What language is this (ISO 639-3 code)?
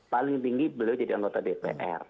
ind